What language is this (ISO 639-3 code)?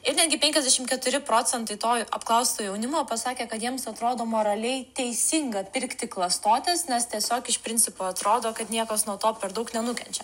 lit